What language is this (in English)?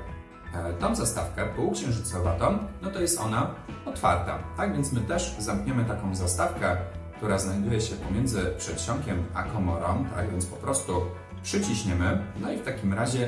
Polish